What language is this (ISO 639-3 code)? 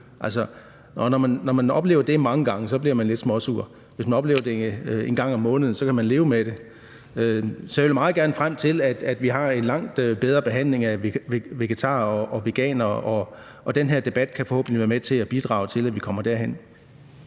dan